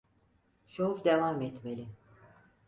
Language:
Turkish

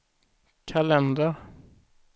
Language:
Swedish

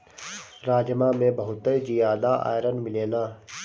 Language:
Bhojpuri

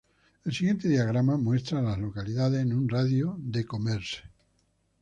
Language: Spanish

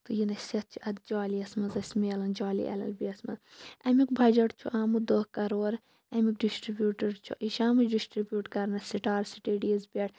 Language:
Kashmiri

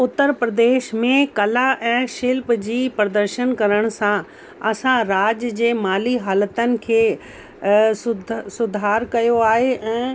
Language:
Sindhi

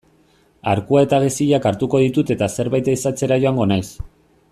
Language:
Basque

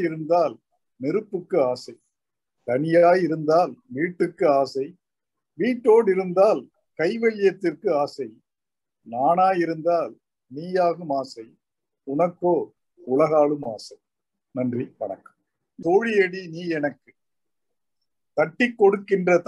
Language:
Tamil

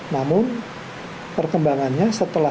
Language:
Indonesian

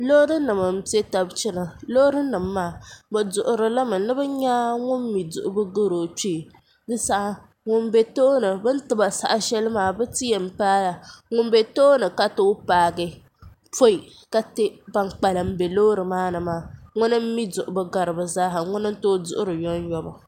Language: Dagbani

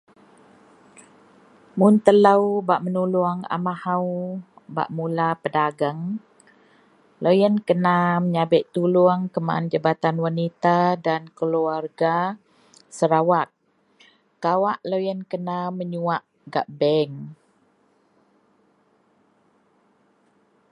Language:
Central Melanau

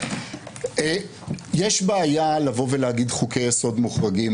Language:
Hebrew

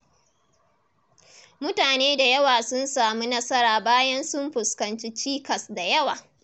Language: Hausa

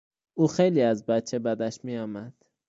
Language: Persian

